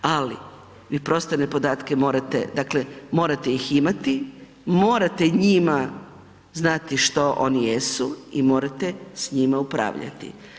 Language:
Croatian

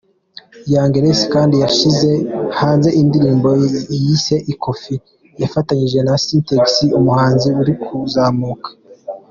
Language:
Kinyarwanda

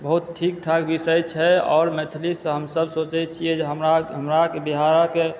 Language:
Maithili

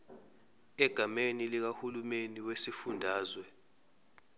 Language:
Zulu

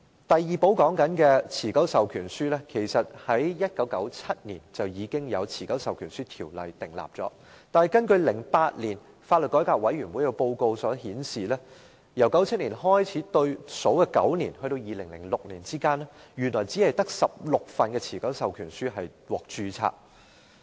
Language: Cantonese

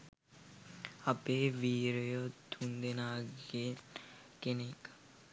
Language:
Sinhala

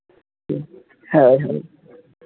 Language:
Santali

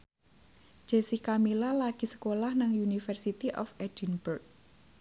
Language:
Javanese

